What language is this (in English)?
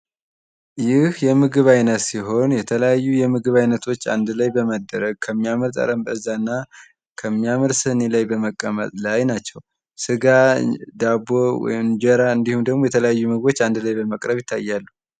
Amharic